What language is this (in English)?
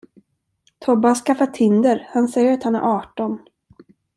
Swedish